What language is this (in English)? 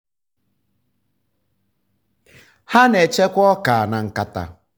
Igbo